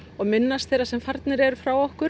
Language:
Icelandic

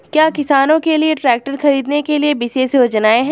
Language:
Hindi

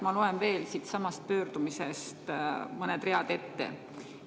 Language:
Estonian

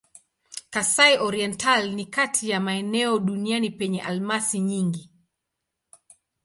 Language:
Swahili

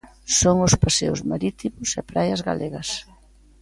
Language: Galician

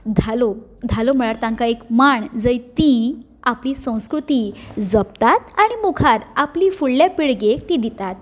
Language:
Konkani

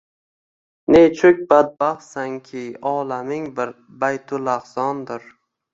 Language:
Uzbek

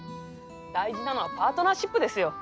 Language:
Japanese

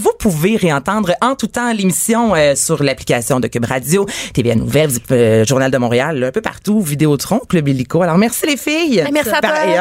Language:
French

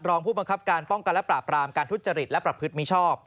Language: Thai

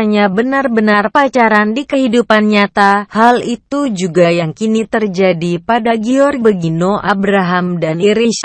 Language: Indonesian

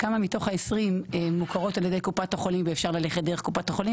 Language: Hebrew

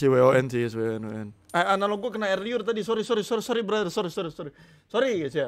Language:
Indonesian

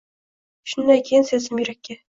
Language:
Uzbek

